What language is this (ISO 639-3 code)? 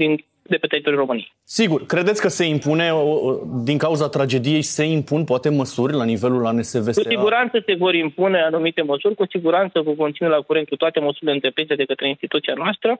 ron